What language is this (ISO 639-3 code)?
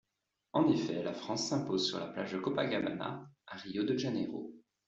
fra